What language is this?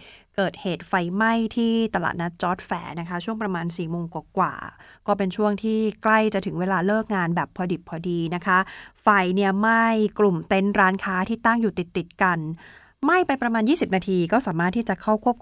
Thai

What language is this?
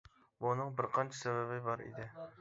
Uyghur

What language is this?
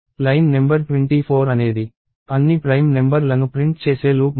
Telugu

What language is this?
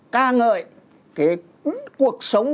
Vietnamese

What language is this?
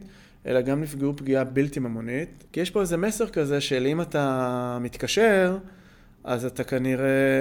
Hebrew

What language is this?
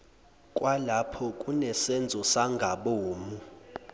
Zulu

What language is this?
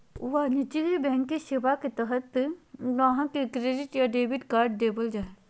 Magahi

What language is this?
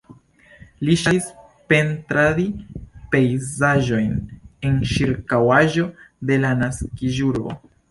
Esperanto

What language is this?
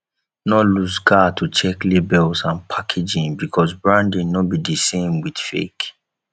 Nigerian Pidgin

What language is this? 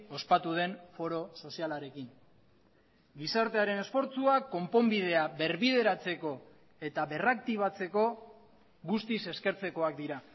Basque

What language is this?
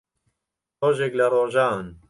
Central Kurdish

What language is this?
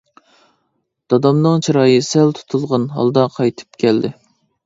Uyghur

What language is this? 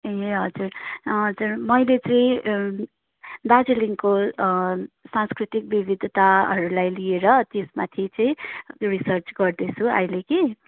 Nepali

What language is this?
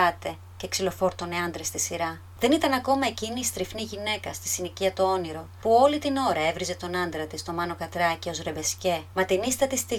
Greek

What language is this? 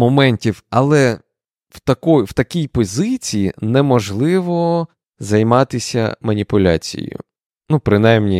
Ukrainian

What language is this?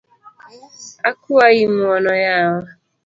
Luo (Kenya and Tanzania)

